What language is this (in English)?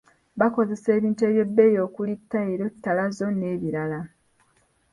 Ganda